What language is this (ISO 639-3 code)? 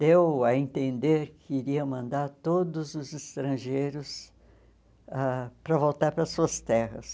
por